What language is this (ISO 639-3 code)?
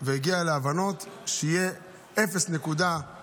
heb